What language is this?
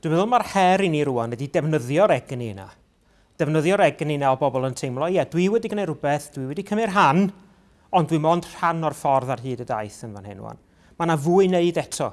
Welsh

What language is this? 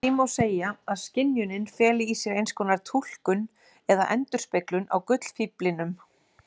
Icelandic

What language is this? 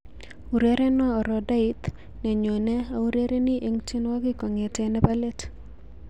Kalenjin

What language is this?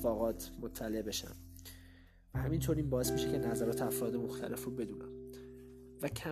Persian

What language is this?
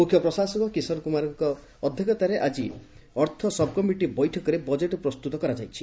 Odia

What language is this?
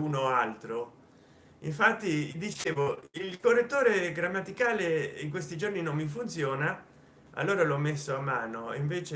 Italian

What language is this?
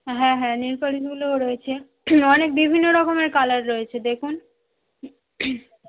Bangla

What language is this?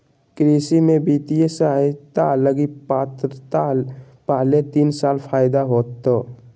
Magahi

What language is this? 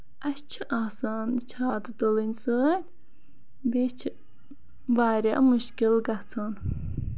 Kashmiri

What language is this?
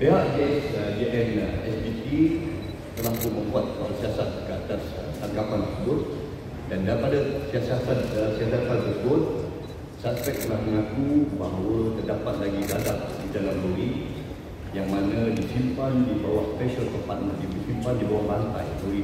Malay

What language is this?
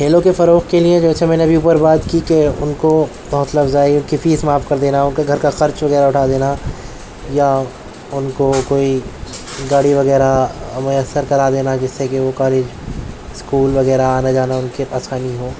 Urdu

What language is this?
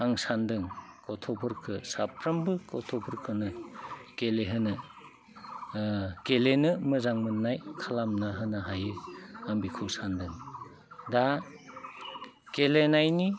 Bodo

